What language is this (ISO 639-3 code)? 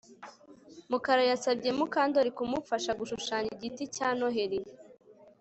kin